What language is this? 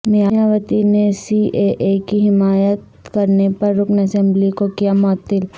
Urdu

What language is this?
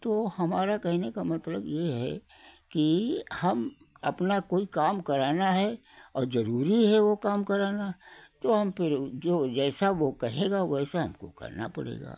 Hindi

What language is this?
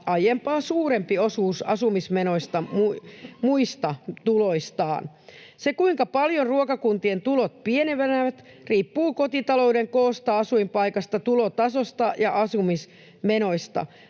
Finnish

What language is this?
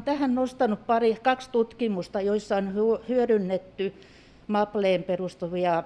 Finnish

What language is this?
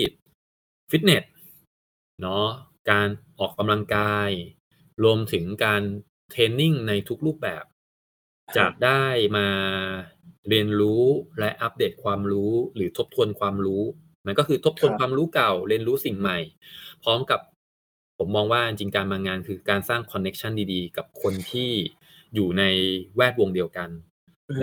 Thai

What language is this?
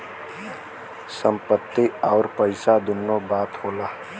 Bhojpuri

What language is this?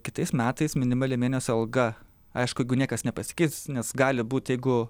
Lithuanian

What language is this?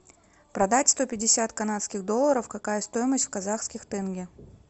Russian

